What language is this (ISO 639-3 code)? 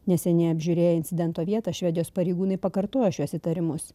lit